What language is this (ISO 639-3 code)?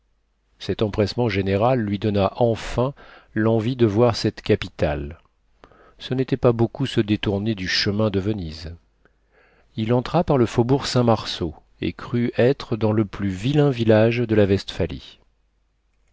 fra